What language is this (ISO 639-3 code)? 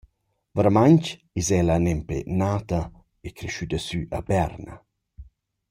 roh